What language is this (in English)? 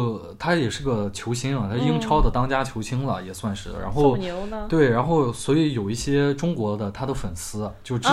Chinese